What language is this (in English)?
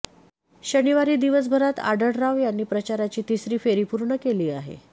Marathi